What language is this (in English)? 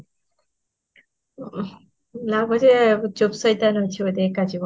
Odia